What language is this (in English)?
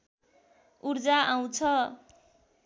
Nepali